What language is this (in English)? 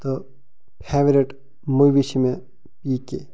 Kashmiri